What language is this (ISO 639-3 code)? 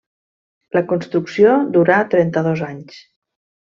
cat